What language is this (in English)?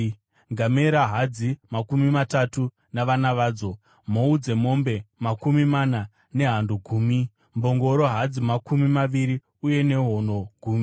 Shona